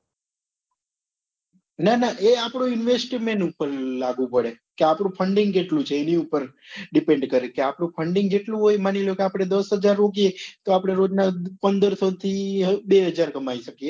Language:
Gujarati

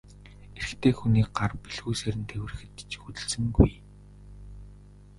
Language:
Mongolian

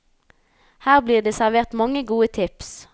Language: Norwegian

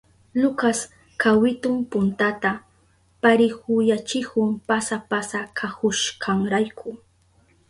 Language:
Southern Pastaza Quechua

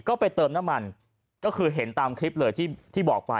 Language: Thai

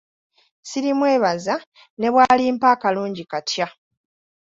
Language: Ganda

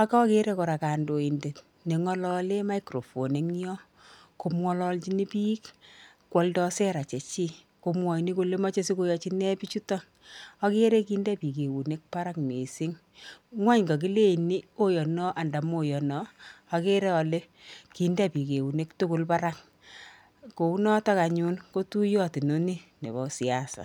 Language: Kalenjin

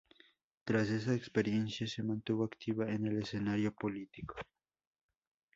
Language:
Spanish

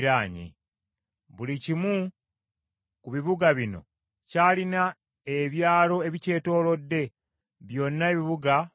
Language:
Ganda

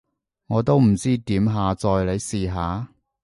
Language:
Cantonese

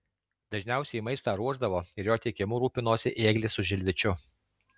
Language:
Lithuanian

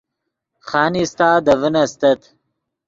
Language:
Yidgha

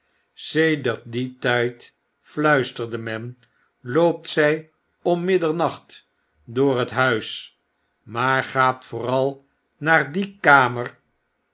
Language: Dutch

